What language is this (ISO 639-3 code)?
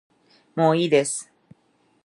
jpn